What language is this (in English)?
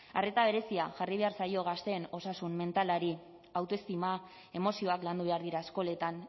Basque